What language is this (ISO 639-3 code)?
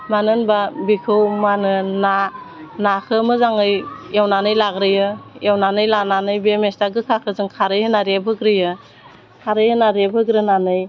brx